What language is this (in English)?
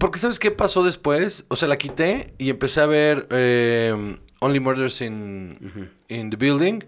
Spanish